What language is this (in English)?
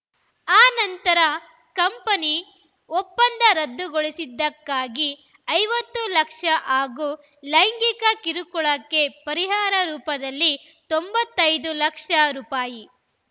Kannada